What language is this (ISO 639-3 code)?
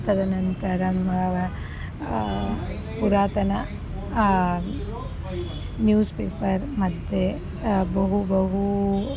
san